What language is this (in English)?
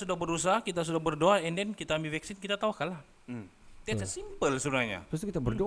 Malay